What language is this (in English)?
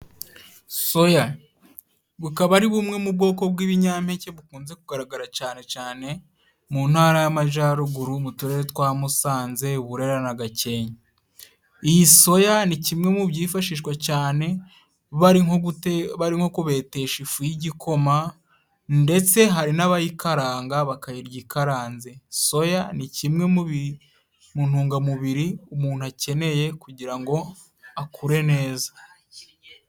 Kinyarwanda